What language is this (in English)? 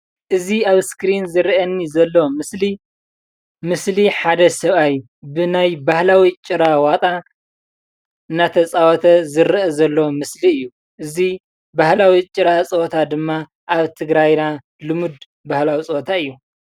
Tigrinya